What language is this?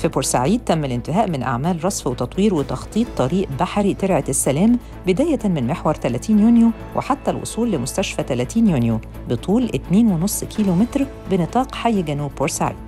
Arabic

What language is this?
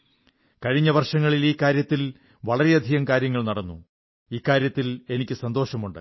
Malayalam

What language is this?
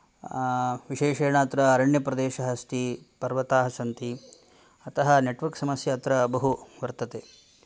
Sanskrit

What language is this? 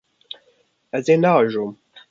Kurdish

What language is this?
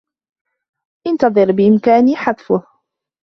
Arabic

